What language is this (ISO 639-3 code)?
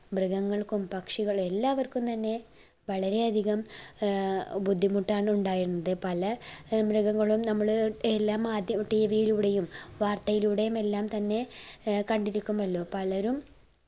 mal